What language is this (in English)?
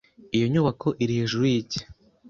Kinyarwanda